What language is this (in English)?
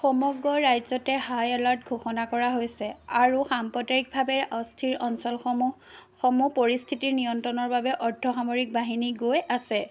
Assamese